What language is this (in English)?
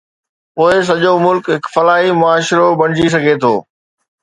Sindhi